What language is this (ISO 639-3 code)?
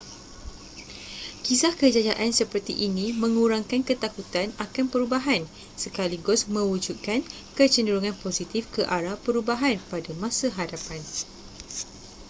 msa